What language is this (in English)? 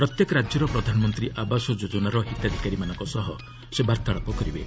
Odia